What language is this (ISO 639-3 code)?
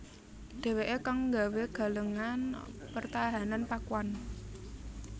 jav